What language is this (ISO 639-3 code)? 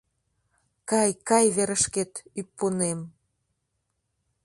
chm